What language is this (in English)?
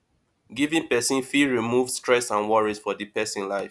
Nigerian Pidgin